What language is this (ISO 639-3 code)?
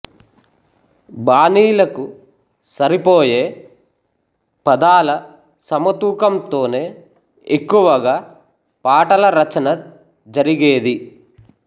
tel